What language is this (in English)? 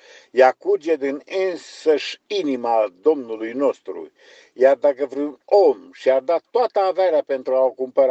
Romanian